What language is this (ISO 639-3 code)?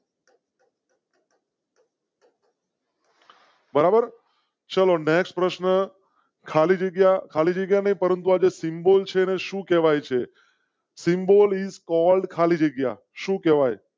guj